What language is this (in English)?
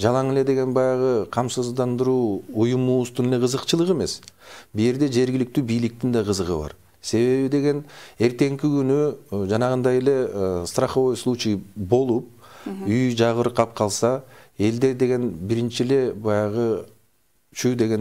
Turkish